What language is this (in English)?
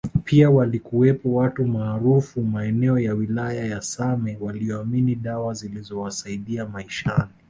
Swahili